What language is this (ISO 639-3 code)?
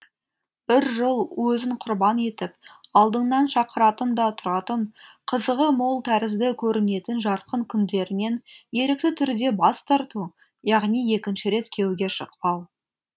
kaz